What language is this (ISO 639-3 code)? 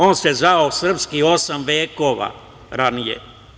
srp